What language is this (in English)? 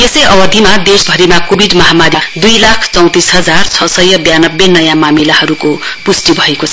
Nepali